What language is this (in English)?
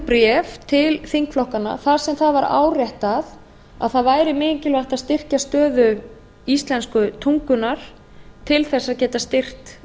Icelandic